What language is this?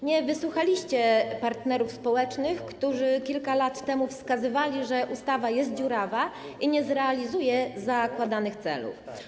Polish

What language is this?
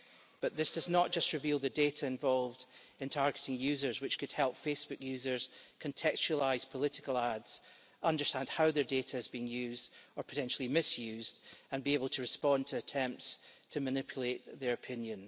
English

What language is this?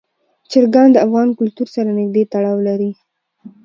Pashto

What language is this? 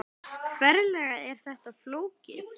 Icelandic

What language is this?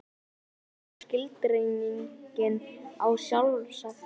Icelandic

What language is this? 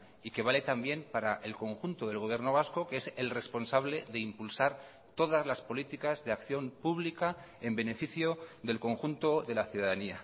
Spanish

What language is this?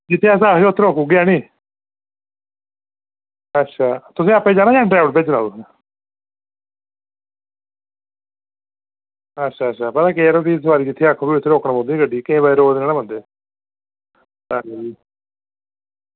Dogri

